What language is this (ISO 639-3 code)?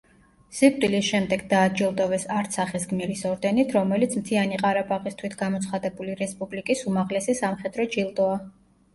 kat